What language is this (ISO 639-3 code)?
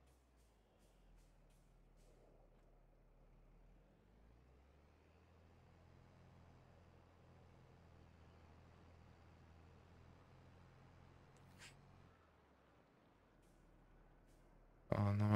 fra